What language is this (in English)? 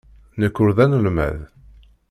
Kabyle